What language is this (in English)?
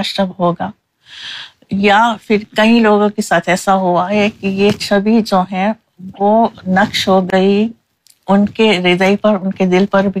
Urdu